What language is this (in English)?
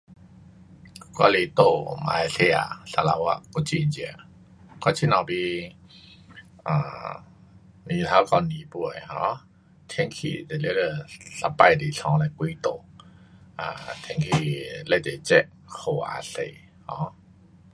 Pu-Xian Chinese